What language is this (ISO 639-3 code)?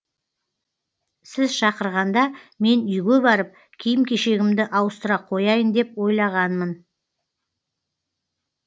kaz